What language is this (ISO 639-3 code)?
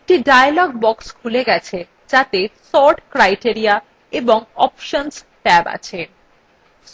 ben